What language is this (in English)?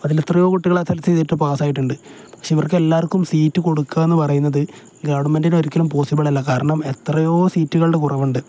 Malayalam